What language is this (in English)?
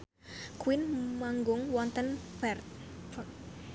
Javanese